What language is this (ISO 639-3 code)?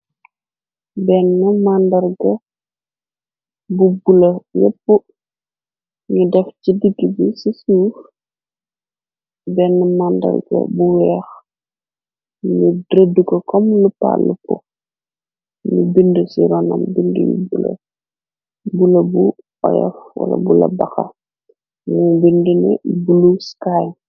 wol